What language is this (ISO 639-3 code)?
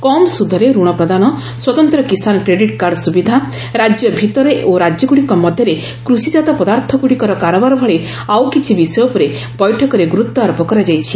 ori